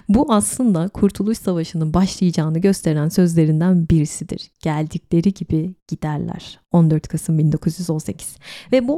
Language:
Turkish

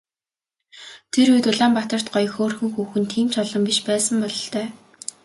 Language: Mongolian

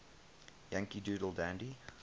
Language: English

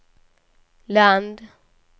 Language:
Swedish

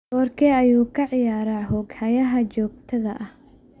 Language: Somali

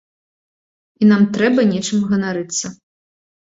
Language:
Belarusian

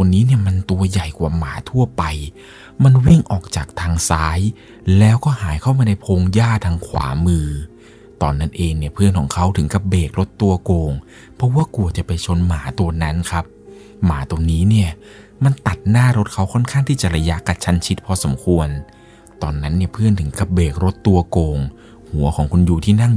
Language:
Thai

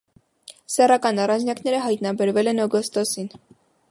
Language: Armenian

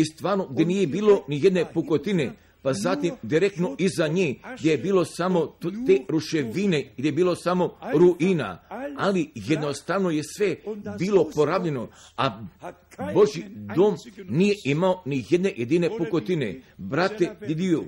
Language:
Croatian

